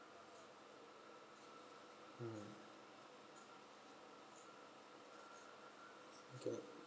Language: English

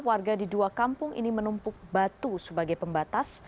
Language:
Indonesian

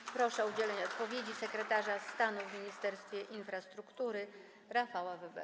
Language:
Polish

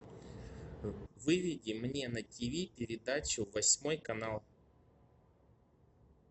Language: Russian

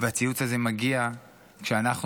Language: Hebrew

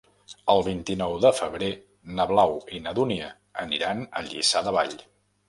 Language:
Catalan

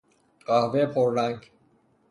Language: Persian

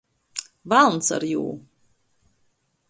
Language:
Latgalian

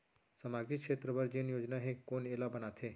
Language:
Chhattisgarhi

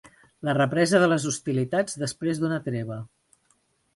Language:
Catalan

